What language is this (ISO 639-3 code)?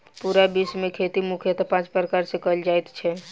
mai